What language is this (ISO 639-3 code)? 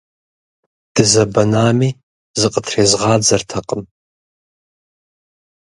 kbd